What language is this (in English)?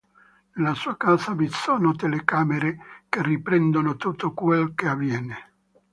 Italian